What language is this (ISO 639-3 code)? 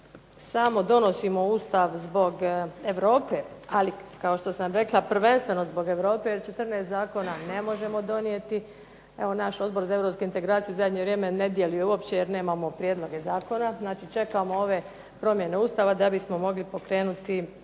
hrv